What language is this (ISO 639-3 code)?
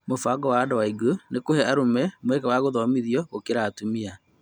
kik